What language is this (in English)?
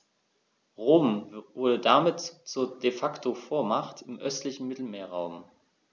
German